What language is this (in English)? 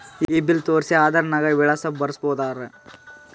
Kannada